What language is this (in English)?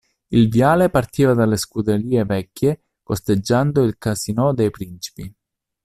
Italian